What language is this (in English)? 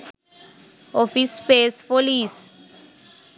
Sinhala